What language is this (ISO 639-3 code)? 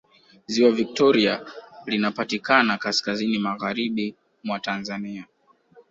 swa